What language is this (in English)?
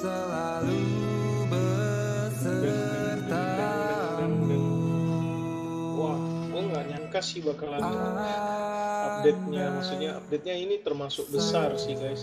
Indonesian